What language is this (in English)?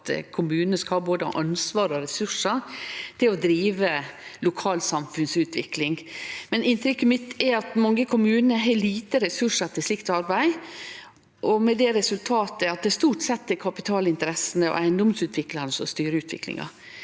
Norwegian